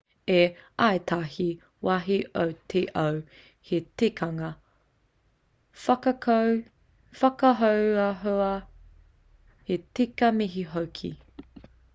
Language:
Māori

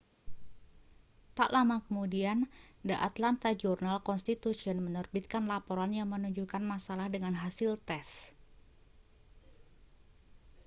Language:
Indonesian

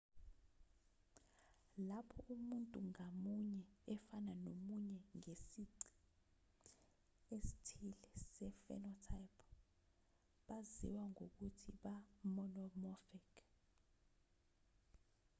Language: Zulu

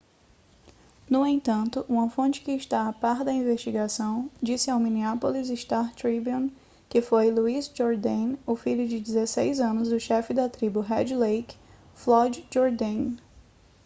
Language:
Portuguese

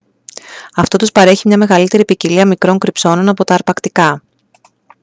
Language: Greek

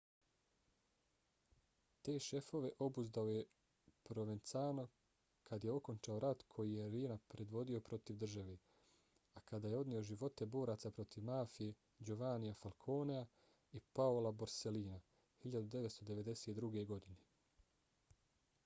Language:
Bosnian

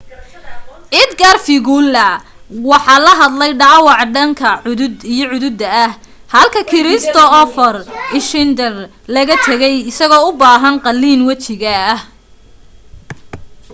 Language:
Somali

